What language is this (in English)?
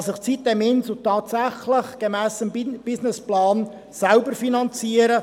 Swiss German